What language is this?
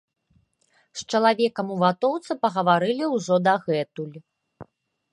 Belarusian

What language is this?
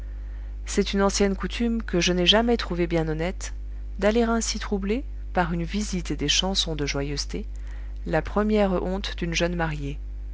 French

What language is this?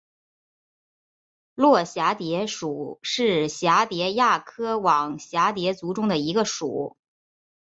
Chinese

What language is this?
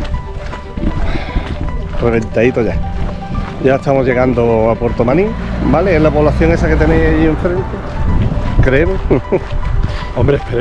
Spanish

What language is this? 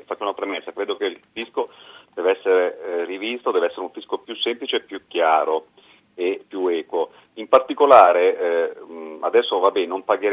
Italian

